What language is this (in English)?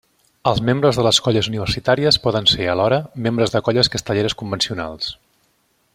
Catalan